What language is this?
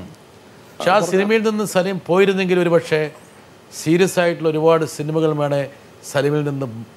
Malayalam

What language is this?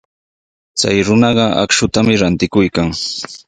Sihuas Ancash Quechua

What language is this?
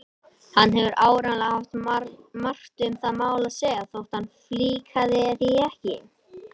Icelandic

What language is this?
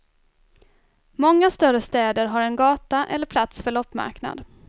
Swedish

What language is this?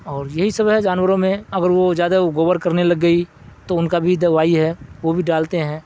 Urdu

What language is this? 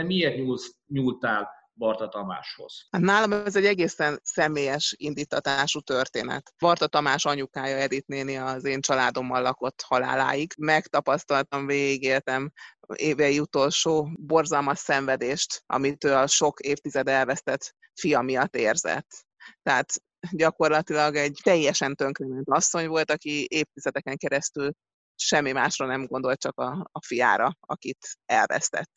Hungarian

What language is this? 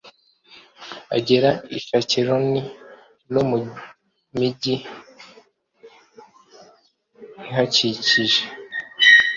Kinyarwanda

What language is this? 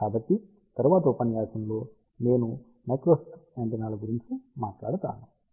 Telugu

